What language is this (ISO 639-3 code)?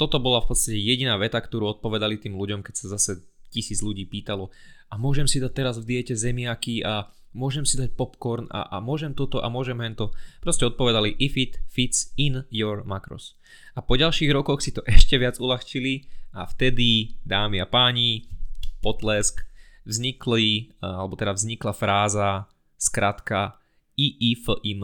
slk